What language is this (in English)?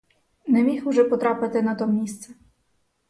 Ukrainian